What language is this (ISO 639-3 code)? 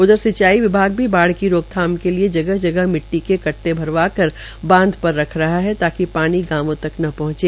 hin